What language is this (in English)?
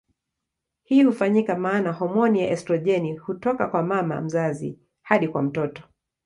Swahili